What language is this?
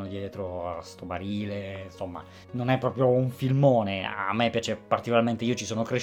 Italian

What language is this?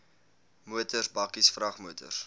Afrikaans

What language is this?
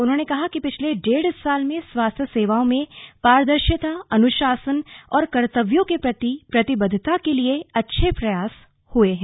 Hindi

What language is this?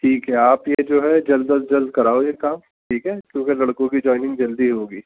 Urdu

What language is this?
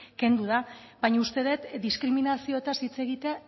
Basque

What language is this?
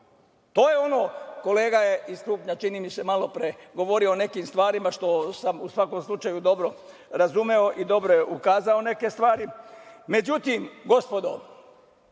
Serbian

